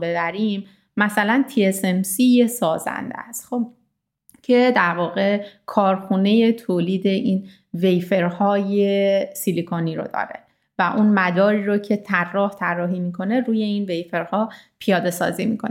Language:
Persian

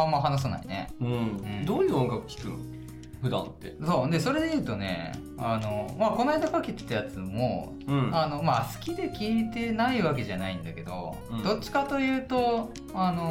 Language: Japanese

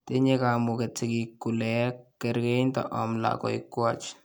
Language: Kalenjin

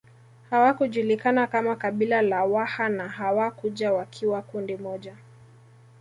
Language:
Swahili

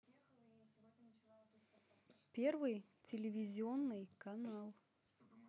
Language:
Russian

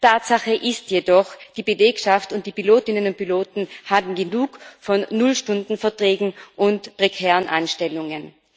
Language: German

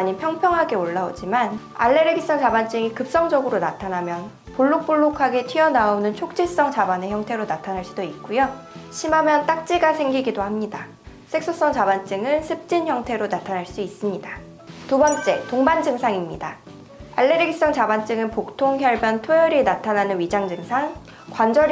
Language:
Korean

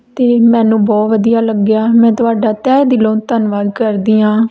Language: Punjabi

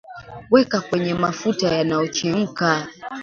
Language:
Swahili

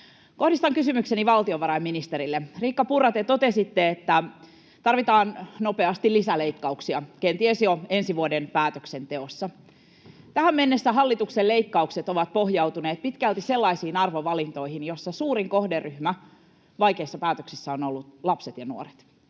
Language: Finnish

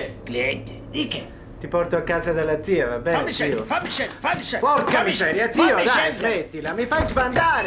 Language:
Italian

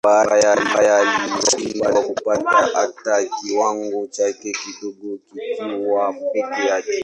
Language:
Swahili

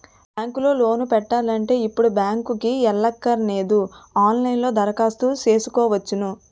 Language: Telugu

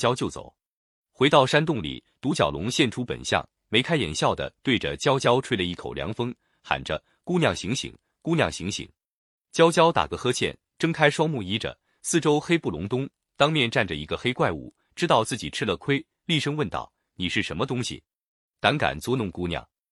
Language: Chinese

